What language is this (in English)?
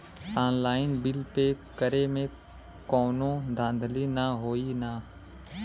Bhojpuri